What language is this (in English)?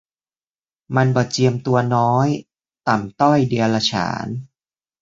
Thai